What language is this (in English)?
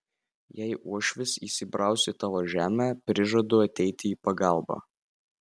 Lithuanian